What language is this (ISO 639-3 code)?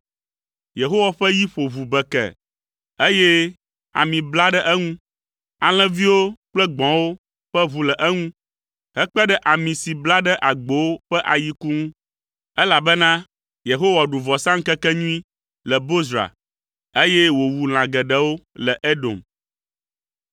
ewe